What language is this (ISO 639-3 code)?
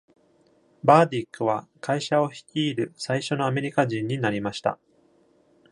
jpn